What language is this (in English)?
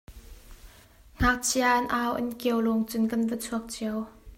Hakha Chin